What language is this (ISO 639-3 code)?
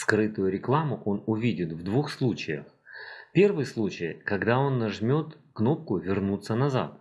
rus